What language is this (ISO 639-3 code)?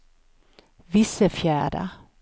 swe